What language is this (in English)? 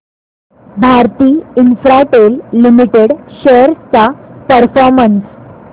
Marathi